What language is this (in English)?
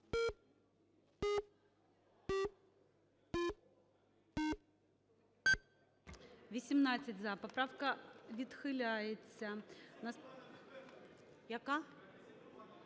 Ukrainian